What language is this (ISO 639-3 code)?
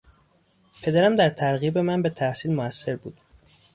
fas